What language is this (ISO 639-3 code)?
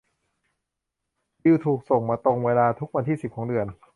tha